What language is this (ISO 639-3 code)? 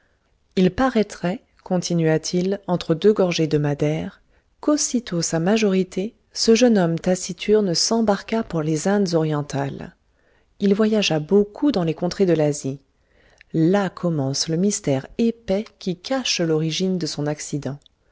fra